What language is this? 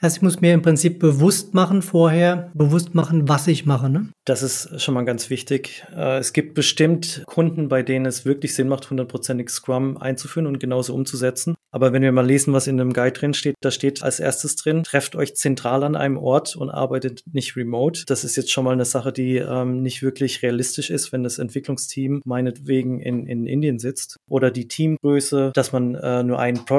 German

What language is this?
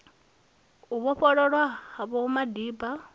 Venda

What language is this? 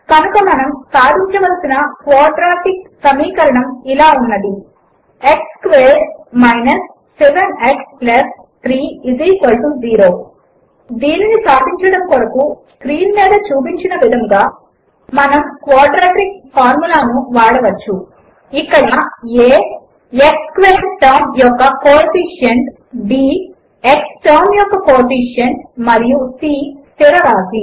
Telugu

